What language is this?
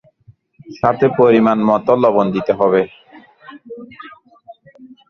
Bangla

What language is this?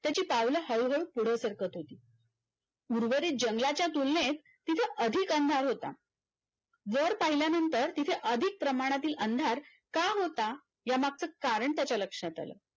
Marathi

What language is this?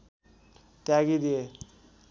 Nepali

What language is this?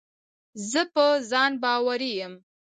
Pashto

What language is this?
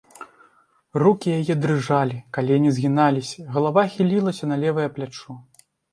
Belarusian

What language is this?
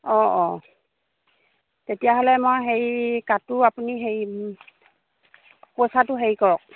Assamese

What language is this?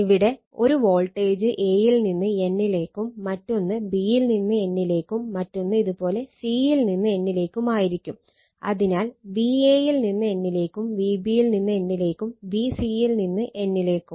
Malayalam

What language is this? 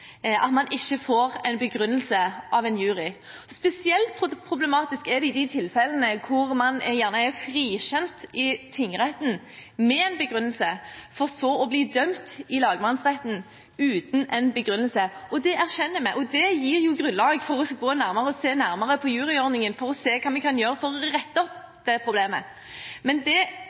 Norwegian Bokmål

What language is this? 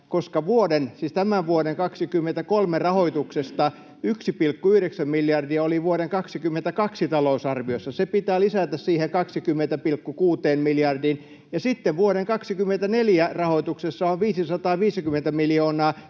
Finnish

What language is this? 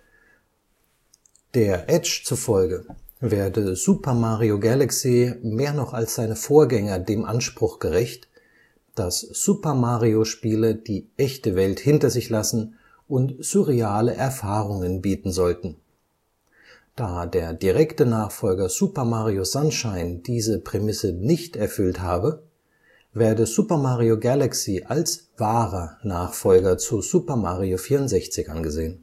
German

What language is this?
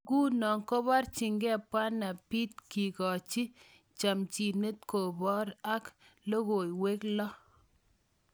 Kalenjin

